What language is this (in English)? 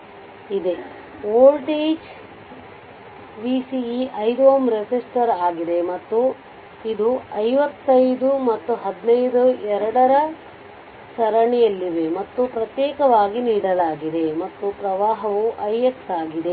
Kannada